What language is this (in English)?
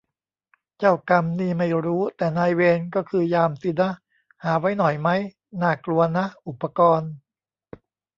Thai